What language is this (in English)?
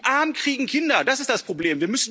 German